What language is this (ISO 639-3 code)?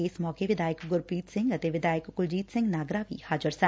pan